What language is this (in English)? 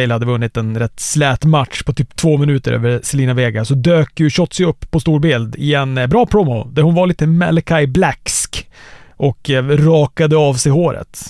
Swedish